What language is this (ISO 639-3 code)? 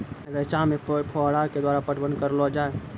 mai